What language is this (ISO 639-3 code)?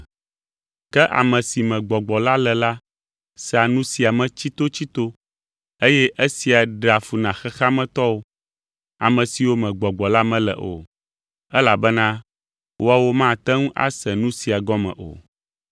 ewe